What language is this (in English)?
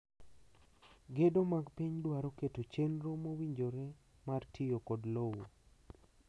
Luo (Kenya and Tanzania)